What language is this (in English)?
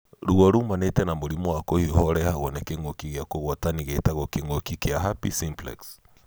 Kikuyu